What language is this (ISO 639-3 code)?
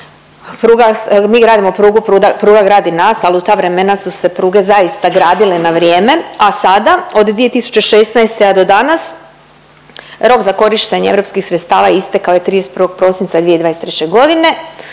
hrv